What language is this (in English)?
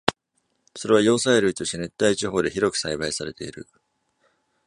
Japanese